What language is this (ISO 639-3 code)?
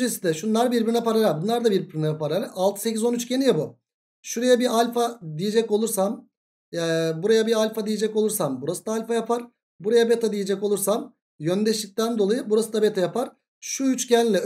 tur